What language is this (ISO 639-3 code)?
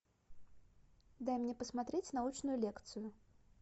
rus